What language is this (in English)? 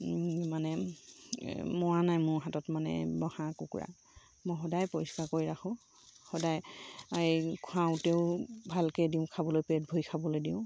Assamese